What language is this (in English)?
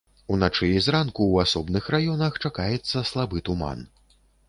Belarusian